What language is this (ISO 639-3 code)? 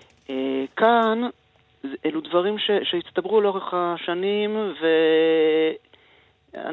heb